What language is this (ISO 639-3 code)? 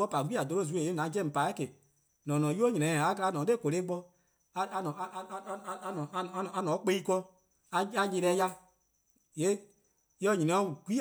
kqo